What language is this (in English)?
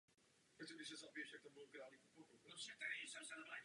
Czech